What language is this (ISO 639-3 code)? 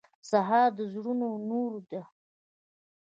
pus